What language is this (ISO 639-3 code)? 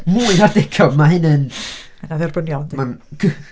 cym